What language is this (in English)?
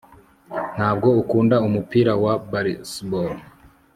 Kinyarwanda